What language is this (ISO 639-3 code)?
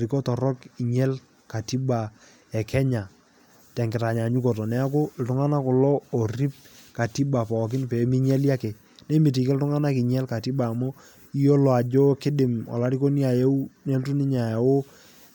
mas